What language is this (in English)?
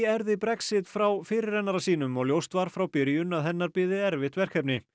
Icelandic